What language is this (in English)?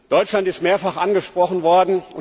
German